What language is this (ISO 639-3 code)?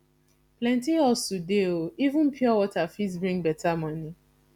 pcm